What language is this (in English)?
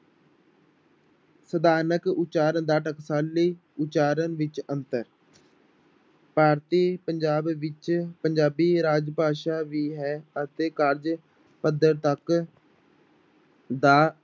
Punjabi